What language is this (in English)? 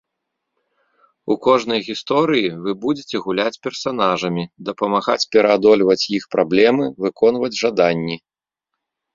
Belarusian